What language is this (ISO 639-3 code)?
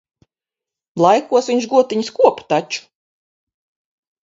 lav